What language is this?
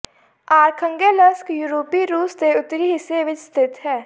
Punjabi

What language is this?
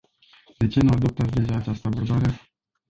Romanian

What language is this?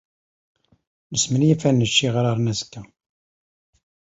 Kabyle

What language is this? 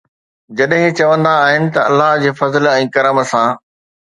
Sindhi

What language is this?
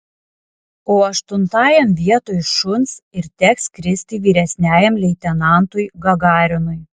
Lithuanian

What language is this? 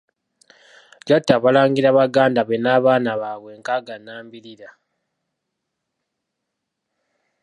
Ganda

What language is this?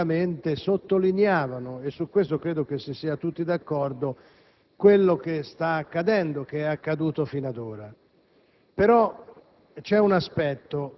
Italian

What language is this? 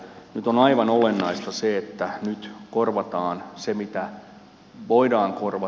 Finnish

